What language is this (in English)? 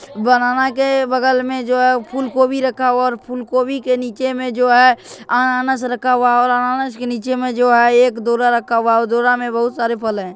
Magahi